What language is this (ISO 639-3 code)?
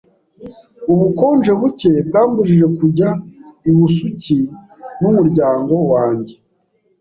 kin